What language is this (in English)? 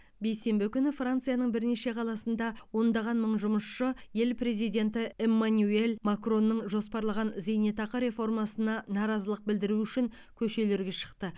Kazakh